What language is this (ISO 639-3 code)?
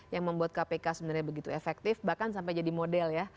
ind